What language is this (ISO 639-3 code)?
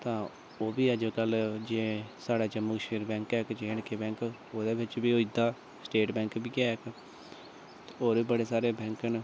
doi